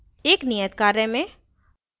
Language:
Hindi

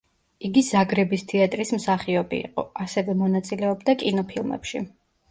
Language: Georgian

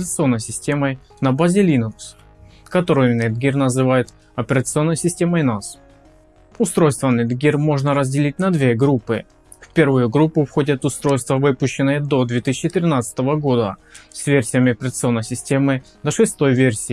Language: Russian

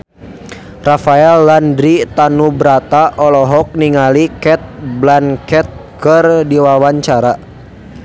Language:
Sundanese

